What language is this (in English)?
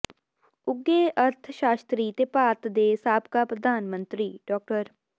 Punjabi